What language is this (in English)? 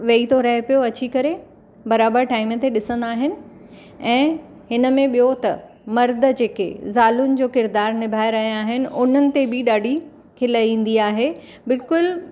Sindhi